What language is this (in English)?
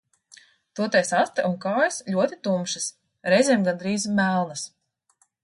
Latvian